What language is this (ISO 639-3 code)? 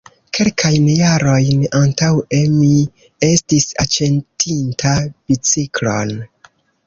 epo